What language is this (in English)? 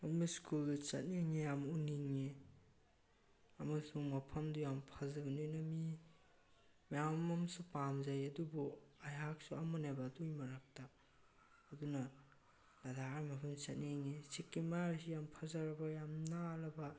Manipuri